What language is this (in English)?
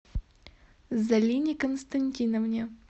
Russian